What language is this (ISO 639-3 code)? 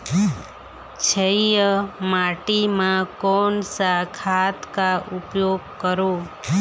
hne